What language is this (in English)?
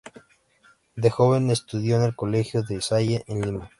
Spanish